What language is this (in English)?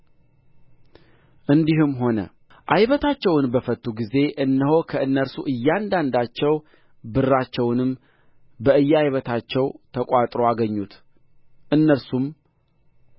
Amharic